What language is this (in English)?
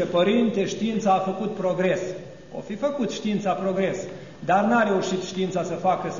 Romanian